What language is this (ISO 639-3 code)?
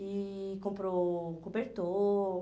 por